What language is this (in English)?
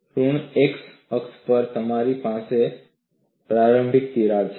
Gujarati